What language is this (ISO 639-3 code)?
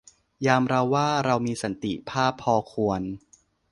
tha